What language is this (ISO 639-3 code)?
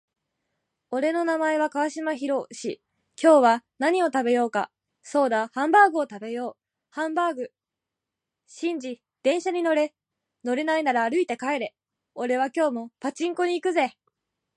jpn